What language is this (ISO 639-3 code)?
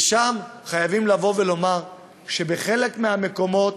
heb